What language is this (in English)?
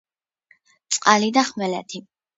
Georgian